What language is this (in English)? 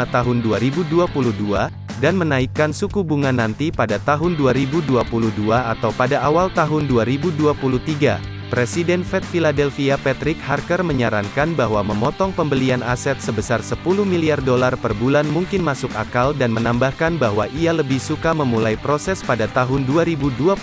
Indonesian